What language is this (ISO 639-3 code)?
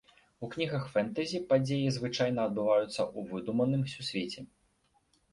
bel